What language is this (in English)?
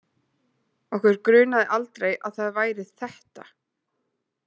Icelandic